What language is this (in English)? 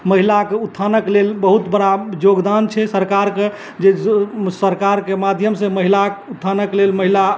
Maithili